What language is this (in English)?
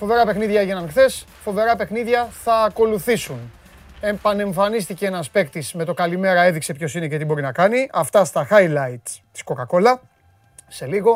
Greek